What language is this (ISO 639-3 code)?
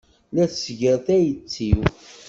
kab